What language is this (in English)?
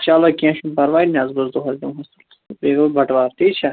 Kashmiri